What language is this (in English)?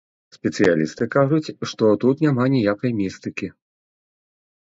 Belarusian